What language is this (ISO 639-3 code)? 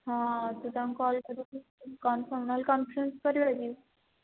ori